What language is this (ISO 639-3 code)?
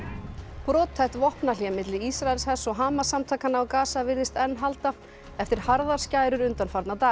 isl